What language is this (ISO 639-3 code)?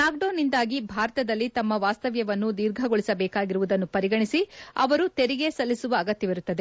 kan